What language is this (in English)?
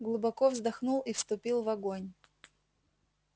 Russian